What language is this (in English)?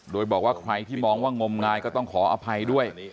Thai